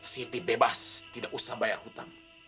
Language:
Indonesian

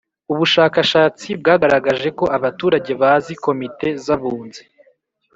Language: Kinyarwanda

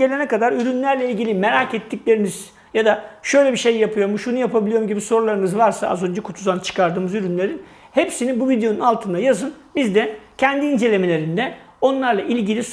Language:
Turkish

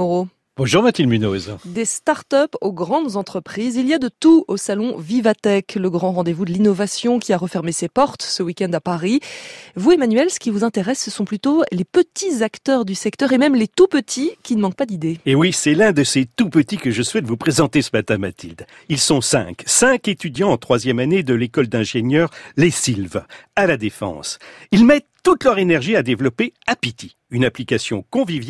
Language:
French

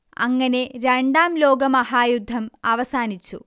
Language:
Malayalam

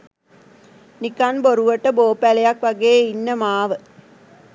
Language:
Sinhala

